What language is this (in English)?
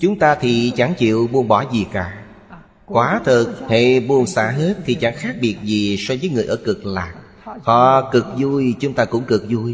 Vietnamese